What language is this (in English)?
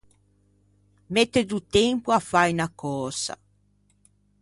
Ligurian